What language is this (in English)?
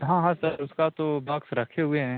Hindi